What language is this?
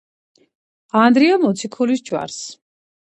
Georgian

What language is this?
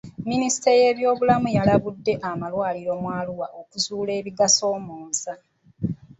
Ganda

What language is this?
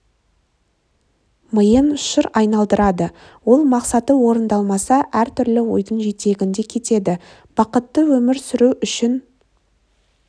Kazakh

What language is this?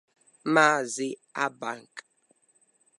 Igbo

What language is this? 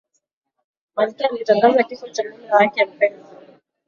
Swahili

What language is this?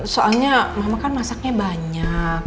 Indonesian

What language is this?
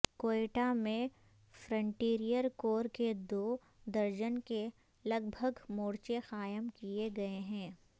Urdu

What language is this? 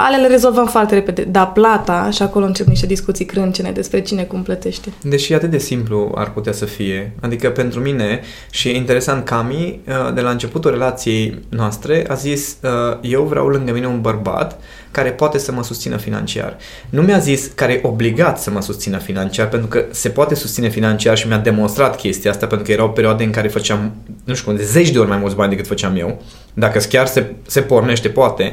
Romanian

